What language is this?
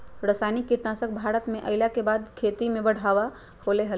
Magahi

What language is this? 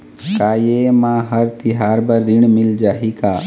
Chhattisgarhi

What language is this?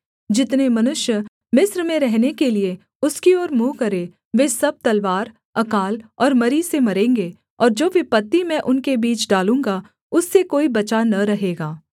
Hindi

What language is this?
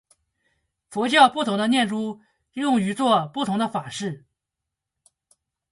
Chinese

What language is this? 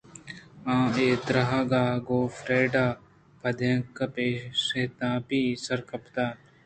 Eastern Balochi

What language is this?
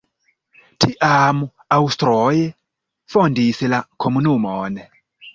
Esperanto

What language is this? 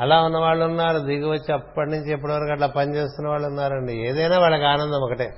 Telugu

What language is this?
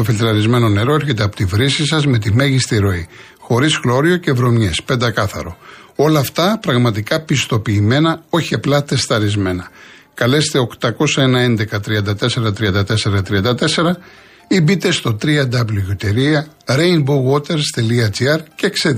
Greek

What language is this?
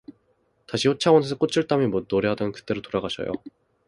Korean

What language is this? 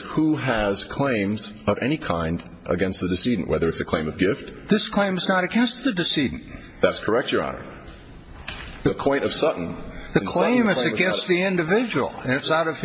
English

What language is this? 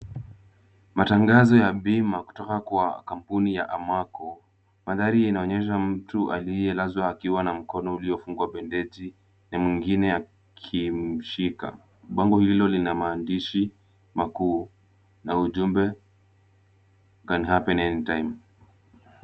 Swahili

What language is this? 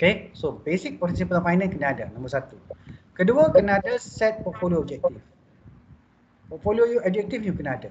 Malay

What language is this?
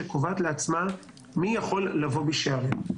Hebrew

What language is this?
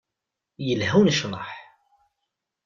Kabyle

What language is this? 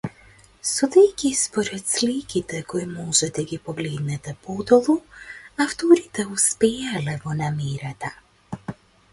Macedonian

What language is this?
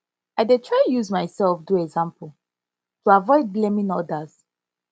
Nigerian Pidgin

